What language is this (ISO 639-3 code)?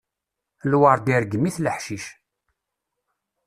kab